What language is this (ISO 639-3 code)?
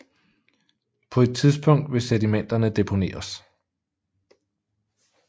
dan